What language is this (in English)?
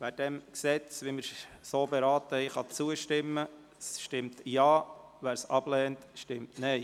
Swiss German